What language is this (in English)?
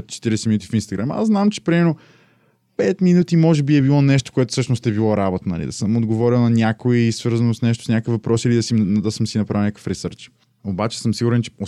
Bulgarian